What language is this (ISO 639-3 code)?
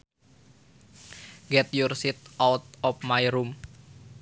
sun